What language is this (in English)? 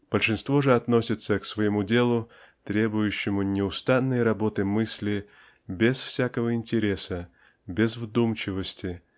Russian